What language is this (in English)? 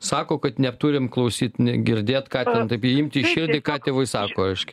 Lithuanian